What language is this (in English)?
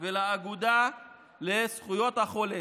Hebrew